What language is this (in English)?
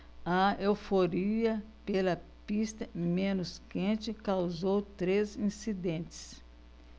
Portuguese